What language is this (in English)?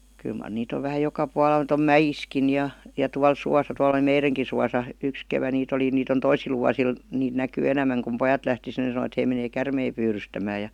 Finnish